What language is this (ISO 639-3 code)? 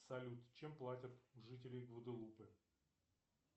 rus